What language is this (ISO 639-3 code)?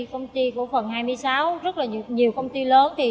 vie